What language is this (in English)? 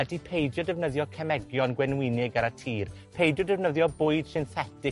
Welsh